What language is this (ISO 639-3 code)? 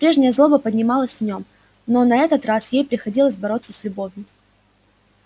rus